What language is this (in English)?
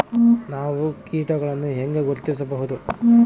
Kannada